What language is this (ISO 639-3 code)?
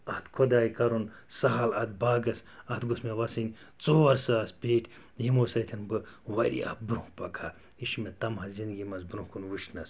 kas